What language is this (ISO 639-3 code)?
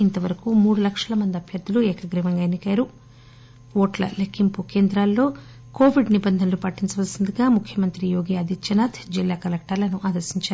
tel